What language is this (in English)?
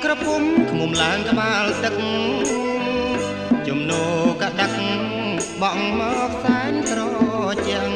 Thai